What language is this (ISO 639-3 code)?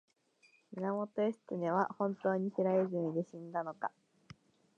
jpn